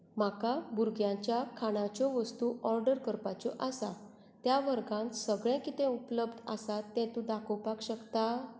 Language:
Konkani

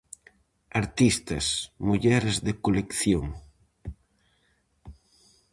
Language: Galician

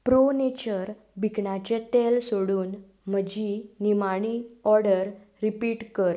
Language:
Konkani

